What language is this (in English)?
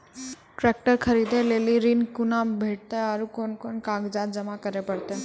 Maithili